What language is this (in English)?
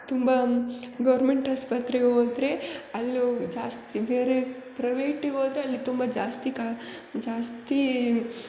Kannada